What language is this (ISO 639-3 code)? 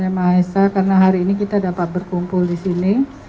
ind